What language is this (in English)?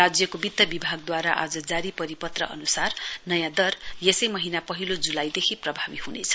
Nepali